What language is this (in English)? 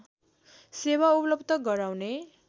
Nepali